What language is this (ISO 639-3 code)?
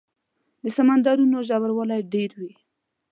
pus